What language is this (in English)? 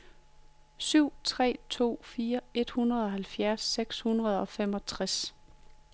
Danish